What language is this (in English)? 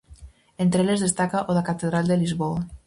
Galician